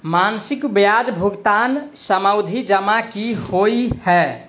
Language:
Maithili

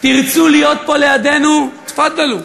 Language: Hebrew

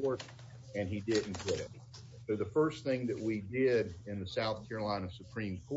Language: English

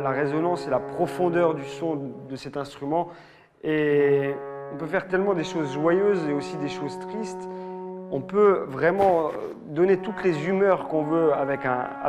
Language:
French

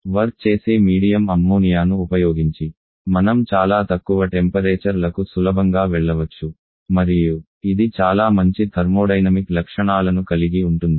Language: Telugu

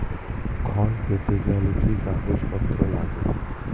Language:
Bangla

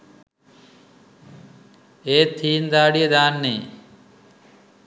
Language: Sinhala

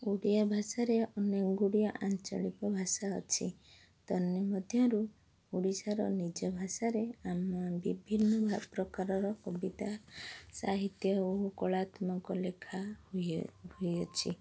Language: Odia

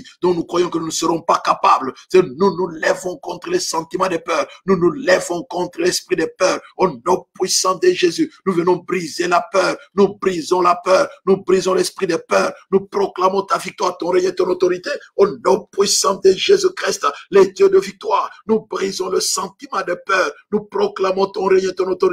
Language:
French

